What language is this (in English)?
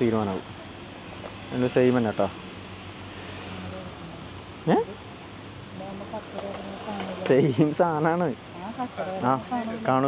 Malayalam